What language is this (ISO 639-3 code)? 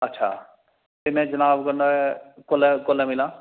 doi